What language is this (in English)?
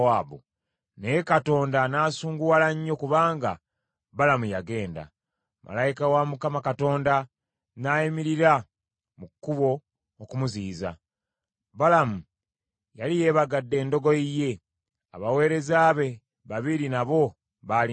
Ganda